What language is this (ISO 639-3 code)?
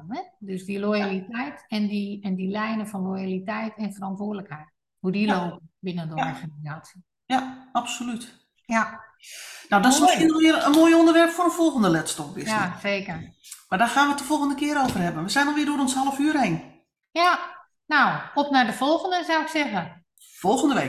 nld